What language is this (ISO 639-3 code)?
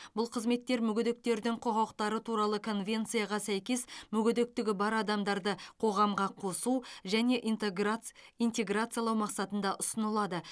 kaz